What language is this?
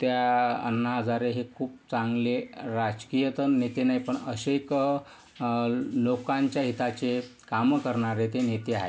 Marathi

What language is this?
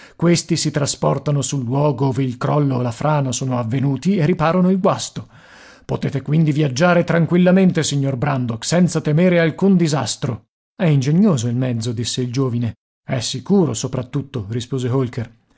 Italian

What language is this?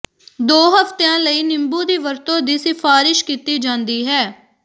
Punjabi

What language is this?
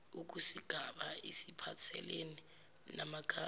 Zulu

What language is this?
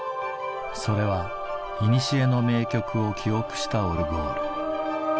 Japanese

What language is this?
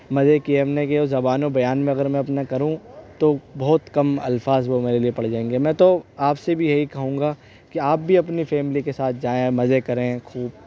Urdu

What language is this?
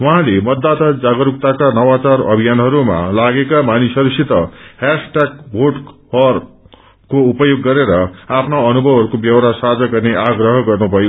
Nepali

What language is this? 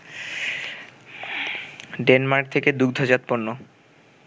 Bangla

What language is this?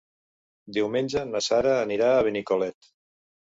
Catalan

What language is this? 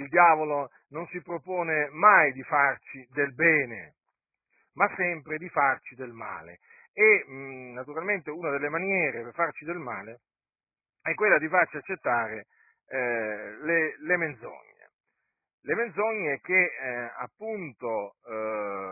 Italian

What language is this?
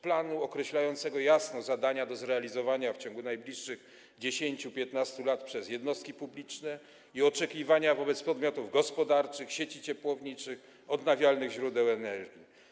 Polish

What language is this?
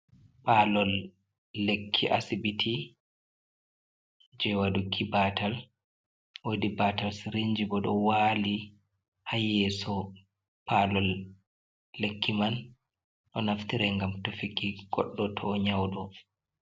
Fula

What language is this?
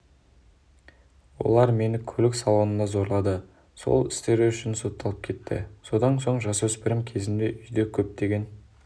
Kazakh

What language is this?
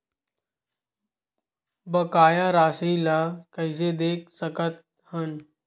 Chhattisgarhi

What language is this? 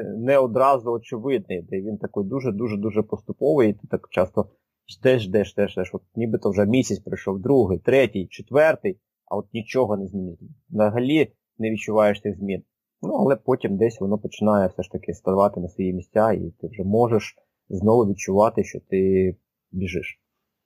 Ukrainian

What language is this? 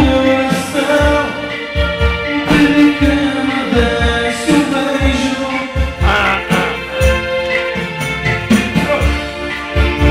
Arabic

